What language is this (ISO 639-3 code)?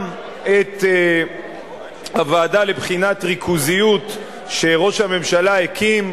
heb